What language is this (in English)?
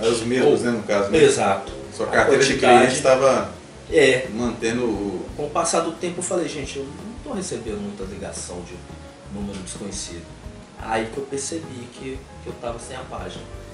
Portuguese